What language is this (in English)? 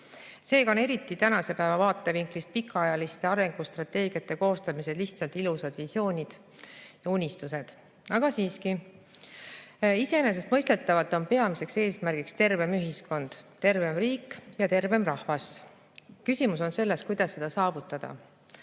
Estonian